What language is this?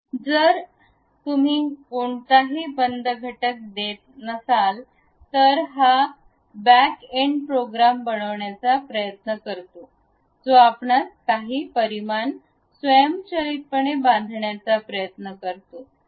Marathi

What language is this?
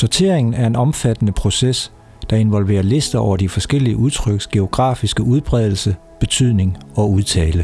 Danish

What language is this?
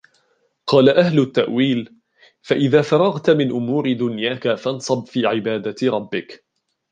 Arabic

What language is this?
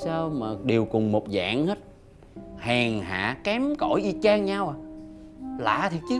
Vietnamese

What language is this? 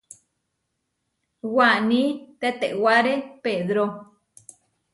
Huarijio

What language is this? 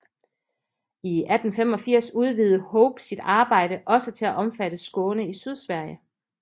Danish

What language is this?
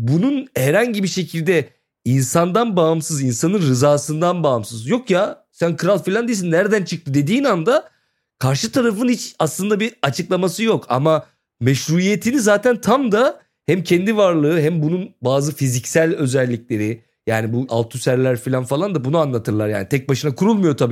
Turkish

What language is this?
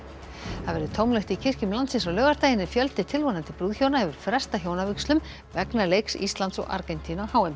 Icelandic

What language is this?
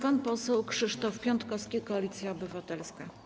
Polish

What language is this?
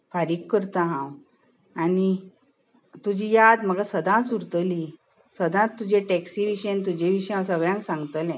Konkani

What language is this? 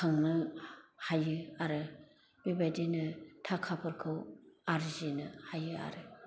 Bodo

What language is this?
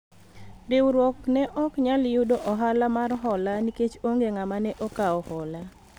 Luo (Kenya and Tanzania)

